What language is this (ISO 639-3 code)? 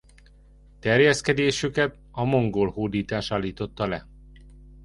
hun